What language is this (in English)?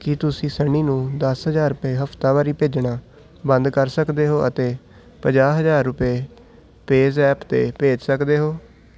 Punjabi